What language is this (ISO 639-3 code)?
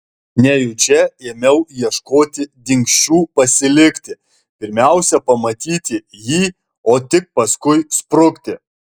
lit